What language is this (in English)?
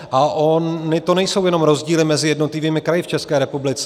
Czech